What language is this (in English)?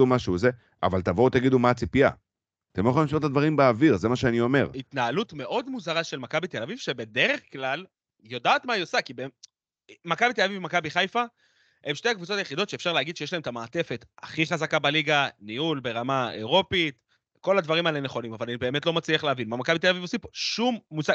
Hebrew